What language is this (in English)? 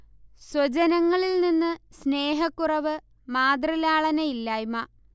Malayalam